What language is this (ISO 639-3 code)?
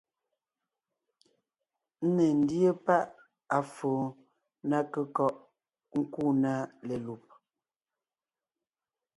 nnh